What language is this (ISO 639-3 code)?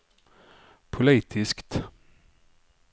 swe